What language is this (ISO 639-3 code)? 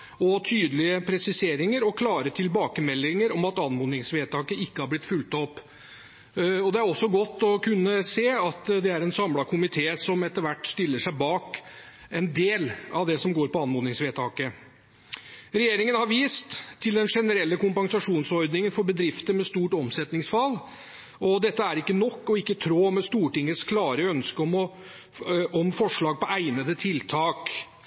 nob